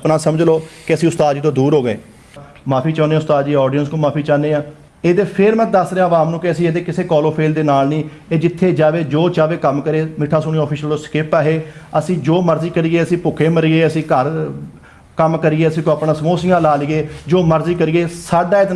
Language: Urdu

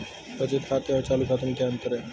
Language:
Hindi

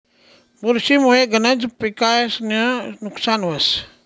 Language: Marathi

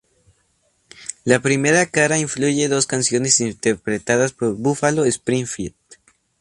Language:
Spanish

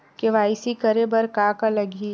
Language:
Chhattisgarhi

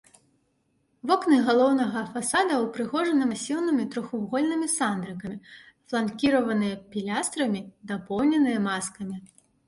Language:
Belarusian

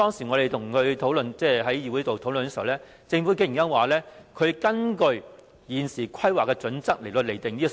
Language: Cantonese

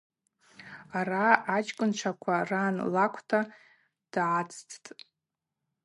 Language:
Abaza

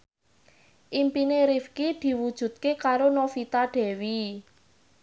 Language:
Javanese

